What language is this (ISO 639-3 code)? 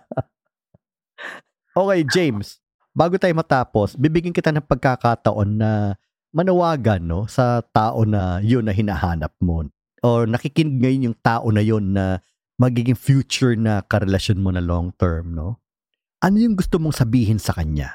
fil